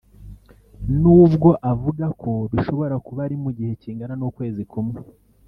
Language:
Kinyarwanda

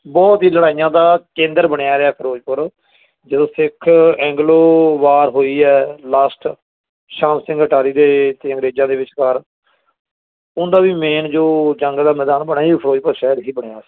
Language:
Punjabi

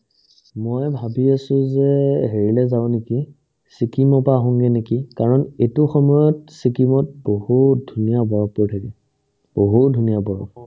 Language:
Assamese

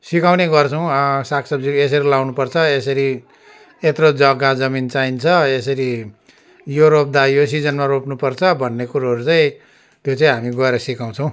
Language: Nepali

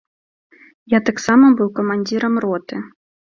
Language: Belarusian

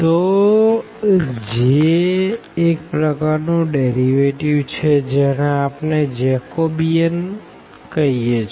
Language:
Gujarati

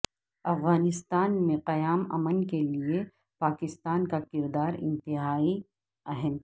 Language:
Urdu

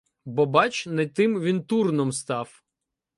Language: Ukrainian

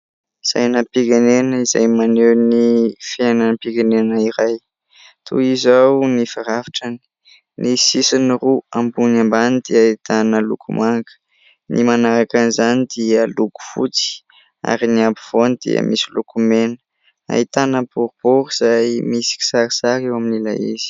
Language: Malagasy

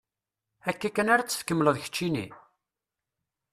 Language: Kabyle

